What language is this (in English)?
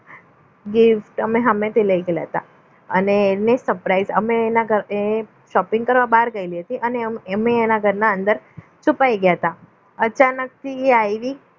Gujarati